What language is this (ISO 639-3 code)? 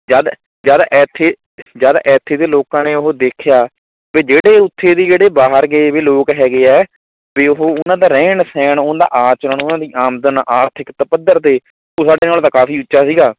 pan